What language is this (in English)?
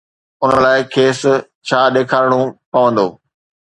Sindhi